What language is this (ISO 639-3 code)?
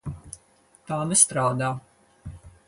lav